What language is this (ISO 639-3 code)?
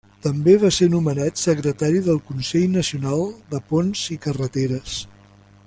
cat